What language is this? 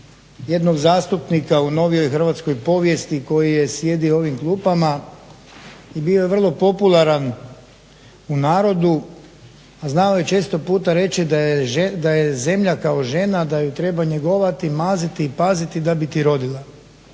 Croatian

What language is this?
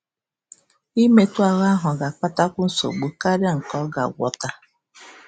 Igbo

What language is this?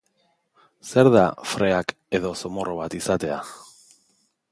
Basque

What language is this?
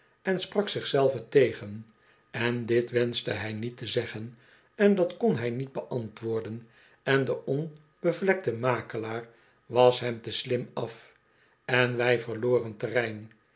Dutch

